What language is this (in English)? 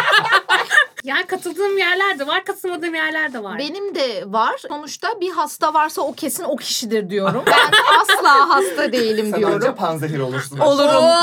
Turkish